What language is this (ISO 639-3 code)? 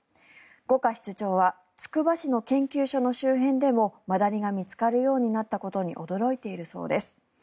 jpn